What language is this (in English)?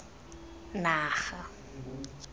Tswana